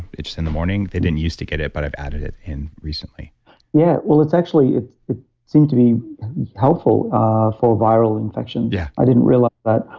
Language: English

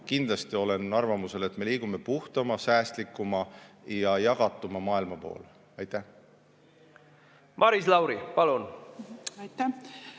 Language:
Estonian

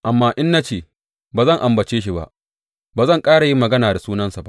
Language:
Hausa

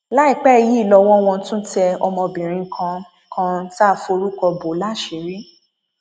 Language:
Yoruba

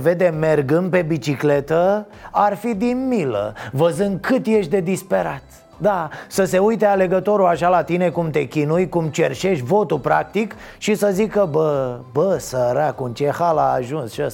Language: Romanian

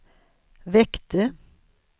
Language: Swedish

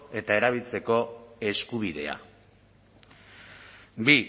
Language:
Basque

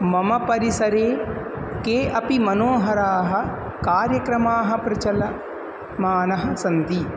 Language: Sanskrit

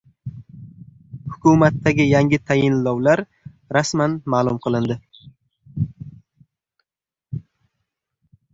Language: Uzbek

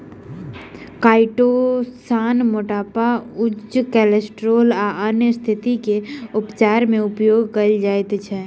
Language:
Maithili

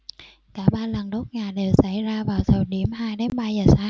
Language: Vietnamese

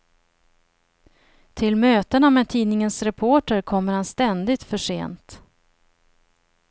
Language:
Swedish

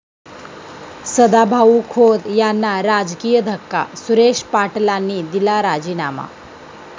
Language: Marathi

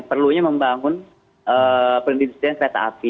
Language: Indonesian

